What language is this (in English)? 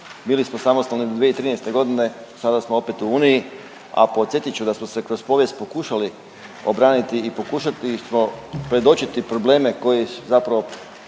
Croatian